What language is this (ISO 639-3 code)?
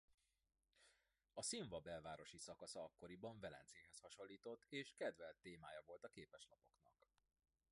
hun